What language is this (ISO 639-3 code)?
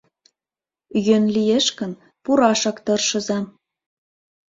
chm